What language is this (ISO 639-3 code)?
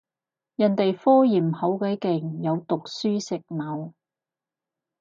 yue